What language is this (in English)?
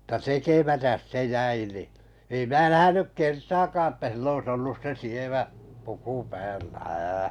Finnish